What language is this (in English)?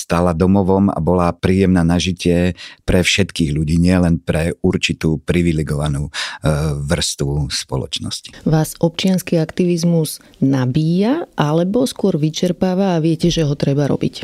Slovak